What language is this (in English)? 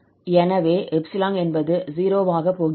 Tamil